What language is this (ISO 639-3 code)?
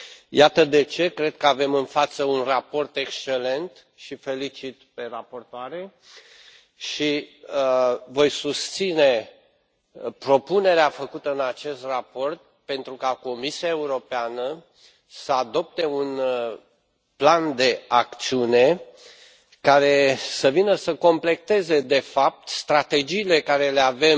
ron